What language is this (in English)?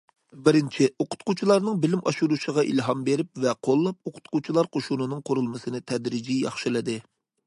Uyghur